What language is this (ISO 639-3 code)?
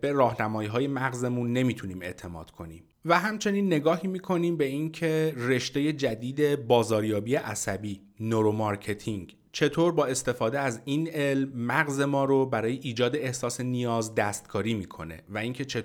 fas